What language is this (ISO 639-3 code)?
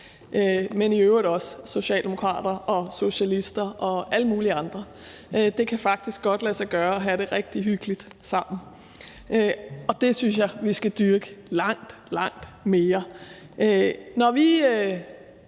dan